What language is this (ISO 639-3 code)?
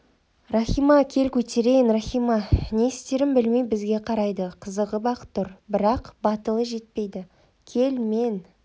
kaz